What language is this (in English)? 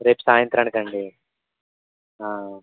Telugu